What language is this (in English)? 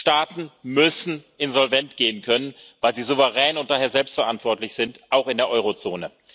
German